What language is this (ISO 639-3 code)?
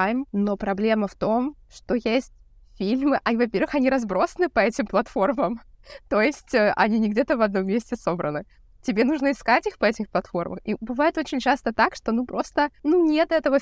rus